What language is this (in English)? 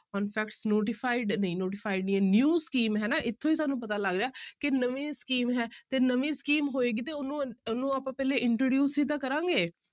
Punjabi